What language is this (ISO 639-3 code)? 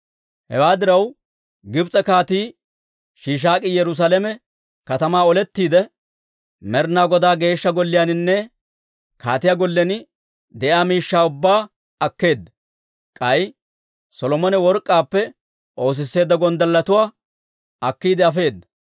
dwr